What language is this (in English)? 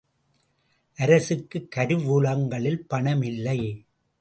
Tamil